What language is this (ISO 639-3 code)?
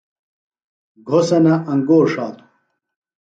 phl